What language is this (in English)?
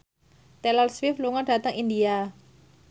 Javanese